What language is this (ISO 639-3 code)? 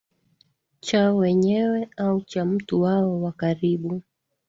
swa